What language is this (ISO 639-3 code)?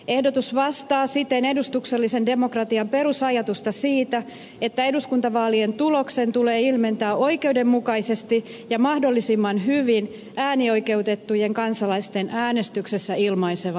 fin